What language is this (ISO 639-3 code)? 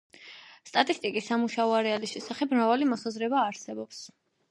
kat